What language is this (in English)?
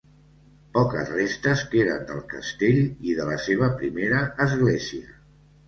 Catalan